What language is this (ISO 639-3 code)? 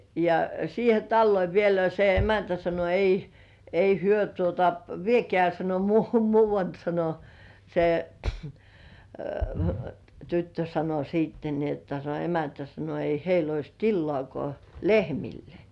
fin